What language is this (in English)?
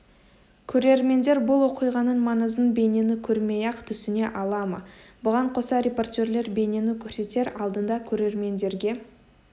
Kazakh